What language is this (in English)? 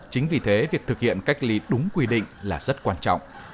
Vietnamese